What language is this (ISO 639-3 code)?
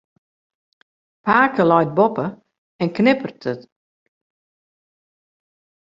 fry